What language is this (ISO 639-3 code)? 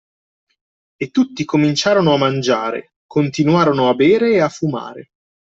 ita